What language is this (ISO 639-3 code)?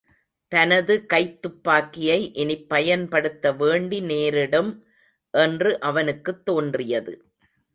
tam